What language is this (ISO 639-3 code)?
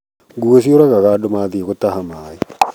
kik